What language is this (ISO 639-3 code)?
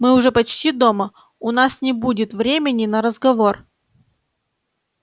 rus